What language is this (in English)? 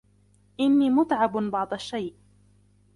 Arabic